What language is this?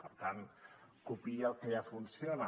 Catalan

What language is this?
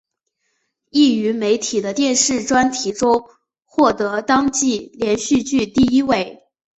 Chinese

